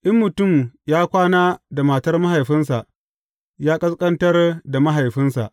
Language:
Hausa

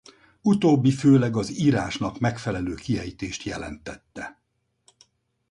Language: Hungarian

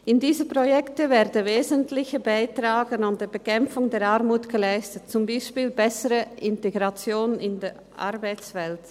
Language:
Swiss German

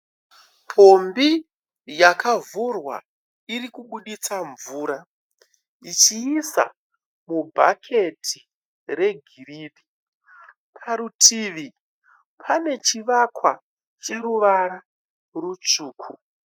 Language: Shona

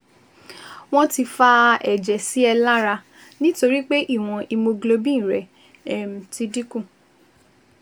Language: Yoruba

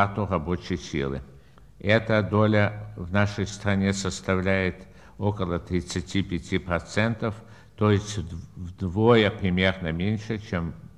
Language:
Russian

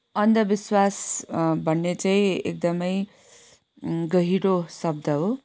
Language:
Nepali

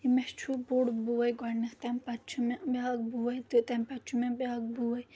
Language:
Kashmiri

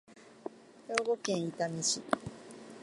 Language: Japanese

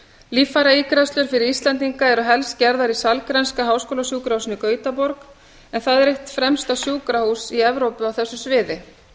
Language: Icelandic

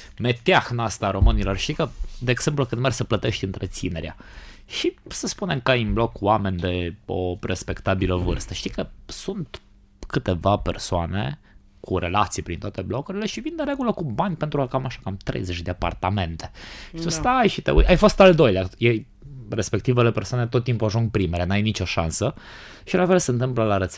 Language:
Romanian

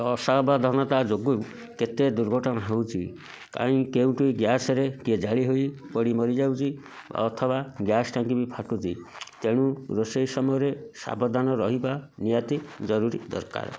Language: Odia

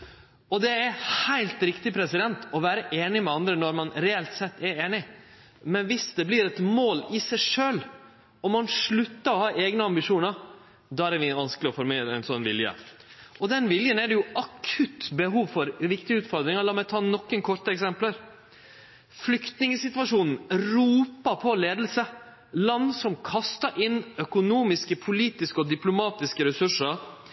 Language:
Norwegian Nynorsk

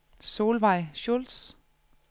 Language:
Danish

